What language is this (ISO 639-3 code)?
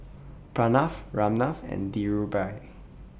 eng